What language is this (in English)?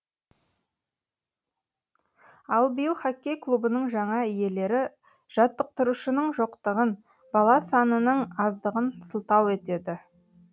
Kazakh